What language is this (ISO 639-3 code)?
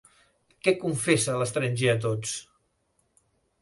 cat